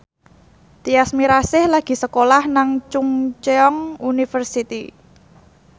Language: Javanese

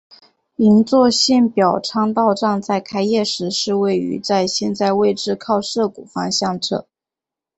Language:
Chinese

